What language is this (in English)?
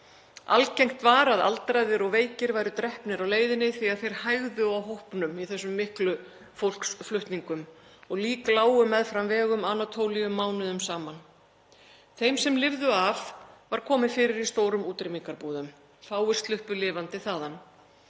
Icelandic